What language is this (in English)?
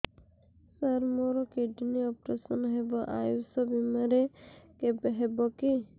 Odia